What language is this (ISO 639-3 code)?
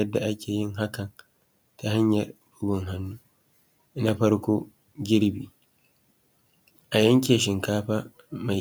hau